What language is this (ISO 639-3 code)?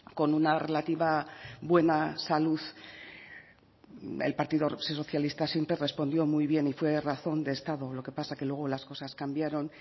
spa